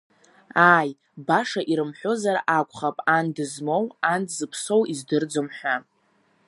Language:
Abkhazian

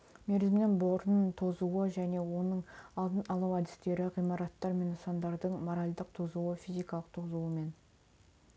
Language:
Kazakh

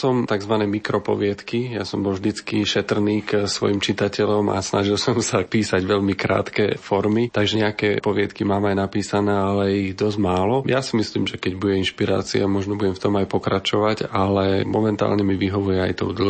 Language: Slovak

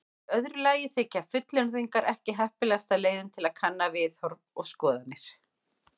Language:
Icelandic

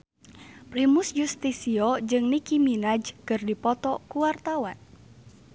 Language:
Sundanese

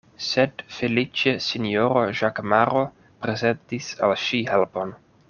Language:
Esperanto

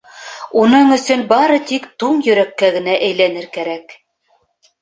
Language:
Bashkir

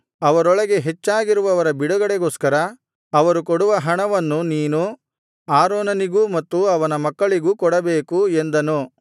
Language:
Kannada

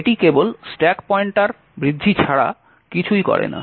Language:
Bangla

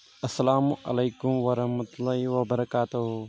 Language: Kashmiri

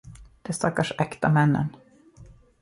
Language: Swedish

